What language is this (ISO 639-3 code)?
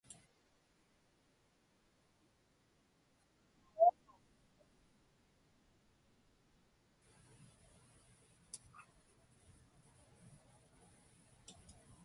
ipk